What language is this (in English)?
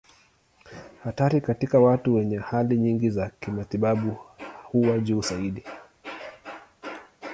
Swahili